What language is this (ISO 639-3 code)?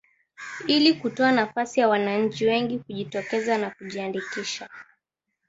swa